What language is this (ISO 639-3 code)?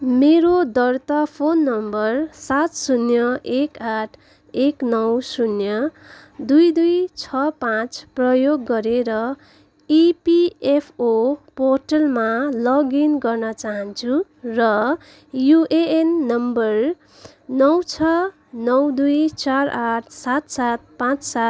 nep